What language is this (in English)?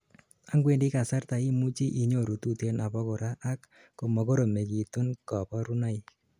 Kalenjin